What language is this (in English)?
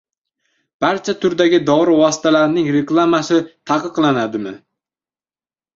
Uzbek